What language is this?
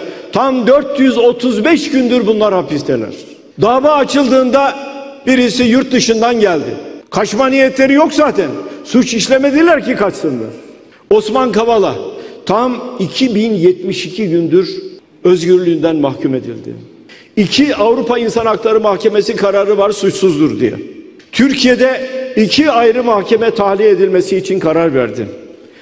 Turkish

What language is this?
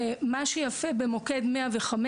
Hebrew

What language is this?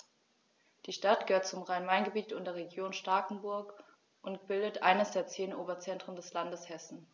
German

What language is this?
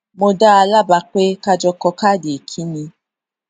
Yoruba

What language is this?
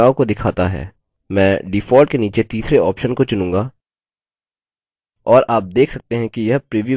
Hindi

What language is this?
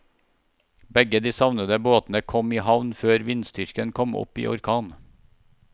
Norwegian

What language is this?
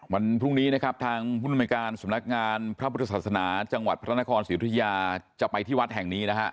Thai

